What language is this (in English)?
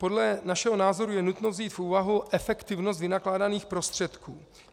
Czech